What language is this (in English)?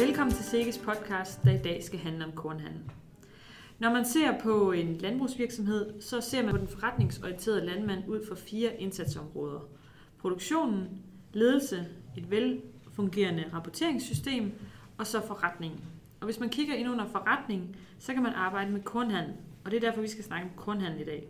Danish